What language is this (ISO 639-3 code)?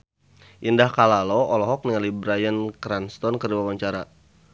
sun